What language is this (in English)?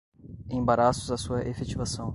Portuguese